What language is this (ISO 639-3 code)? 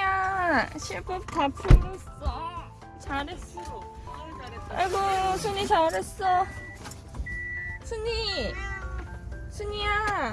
kor